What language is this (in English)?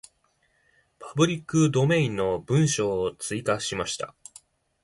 Japanese